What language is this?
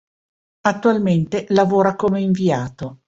Italian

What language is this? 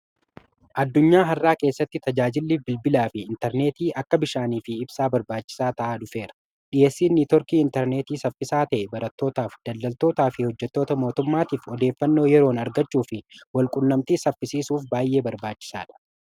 Oromo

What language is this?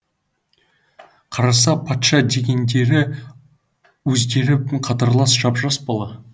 Kazakh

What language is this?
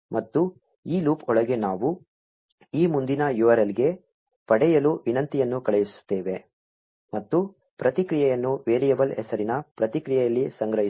Kannada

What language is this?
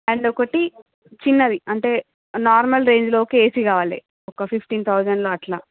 Telugu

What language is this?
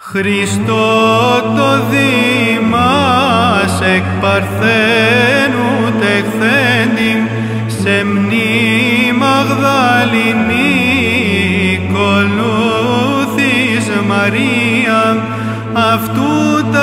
Greek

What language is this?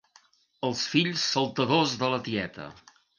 Catalan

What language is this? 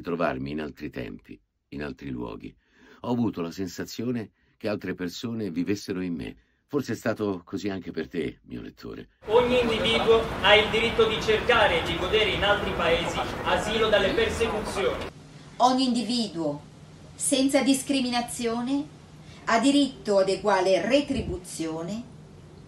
Italian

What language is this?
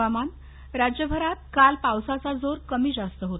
Marathi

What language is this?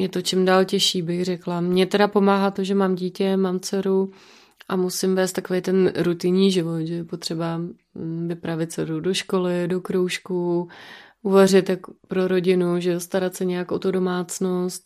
Czech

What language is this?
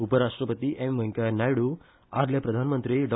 Konkani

